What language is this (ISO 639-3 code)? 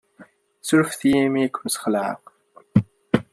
kab